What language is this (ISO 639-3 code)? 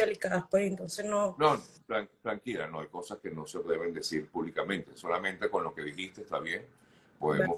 spa